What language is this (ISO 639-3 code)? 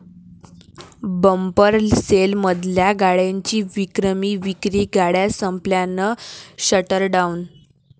mar